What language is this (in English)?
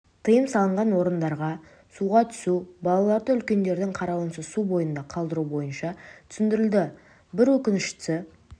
Kazakh